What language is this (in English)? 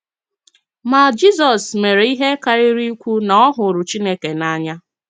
Igbo